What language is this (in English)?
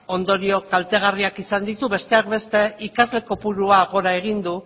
Basque